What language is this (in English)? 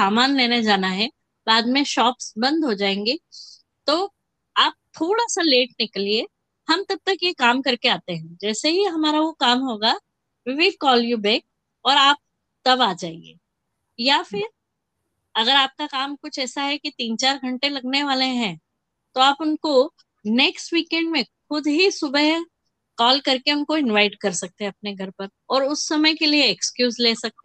Hindi